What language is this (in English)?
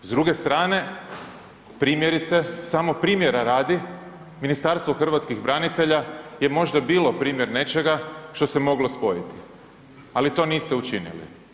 Croatian